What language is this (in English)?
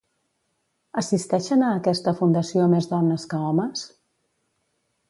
Catalan